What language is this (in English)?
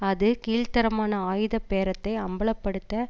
Tamil